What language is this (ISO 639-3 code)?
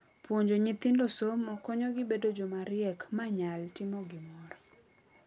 luo